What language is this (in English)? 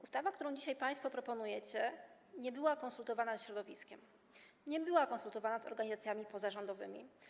Polish